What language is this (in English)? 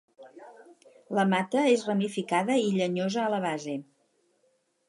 Catalan